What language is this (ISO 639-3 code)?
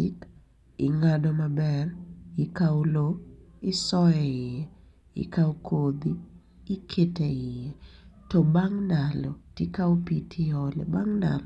luo